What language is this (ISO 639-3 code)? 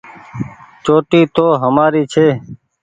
gig